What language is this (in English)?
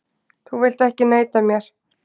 Icelandic